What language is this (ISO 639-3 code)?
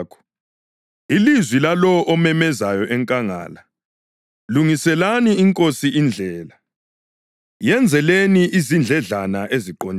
nde